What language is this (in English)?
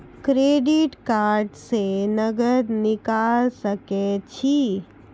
Maithili